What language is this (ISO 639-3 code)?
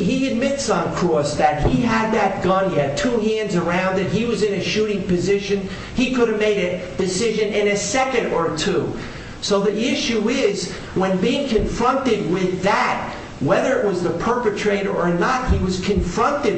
eng